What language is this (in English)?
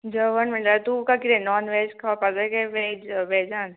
Konkani